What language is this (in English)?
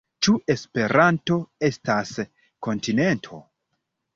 Esperanto